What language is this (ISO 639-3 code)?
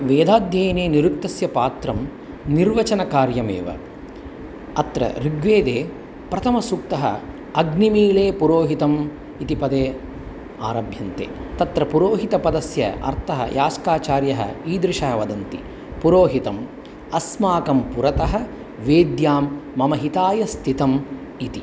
san